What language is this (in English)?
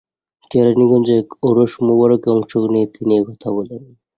Bangla